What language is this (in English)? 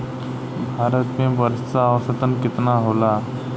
Bhojpuri